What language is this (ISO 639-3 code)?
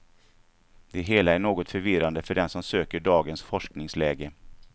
swe